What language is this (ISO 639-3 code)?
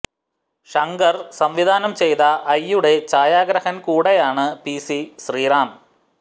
mal